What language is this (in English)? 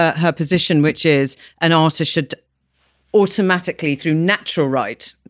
English